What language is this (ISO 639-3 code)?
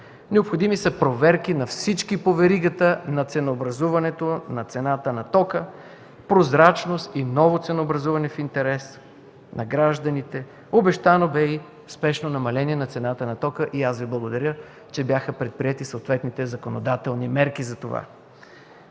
bul